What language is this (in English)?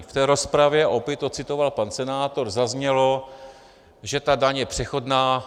Czech